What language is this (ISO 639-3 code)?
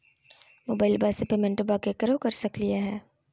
mag